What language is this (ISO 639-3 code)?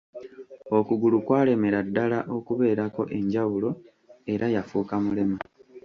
lug